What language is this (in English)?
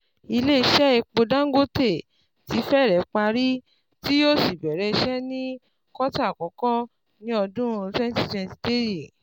Yoruba